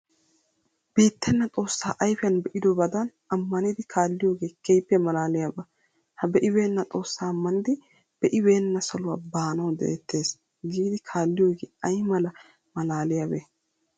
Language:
Wolaytta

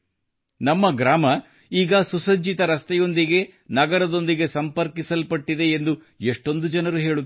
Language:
Kannada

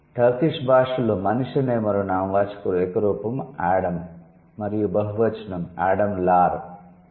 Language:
Telugu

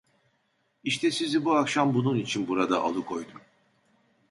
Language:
Turkish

